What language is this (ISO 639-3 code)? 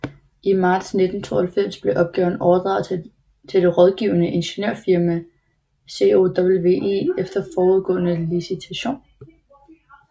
dan